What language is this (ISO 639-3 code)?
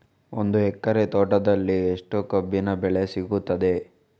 kan